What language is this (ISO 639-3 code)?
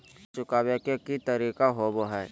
mag